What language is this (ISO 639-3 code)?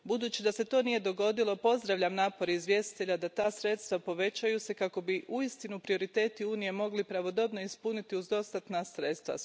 hrv